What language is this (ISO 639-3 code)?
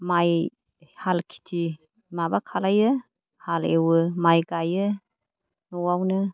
brx